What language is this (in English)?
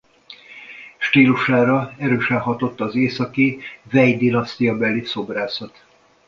Hungarian